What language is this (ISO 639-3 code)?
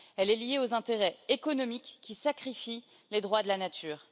fra